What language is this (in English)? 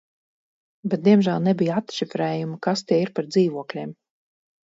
Latvian